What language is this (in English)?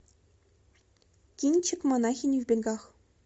Russian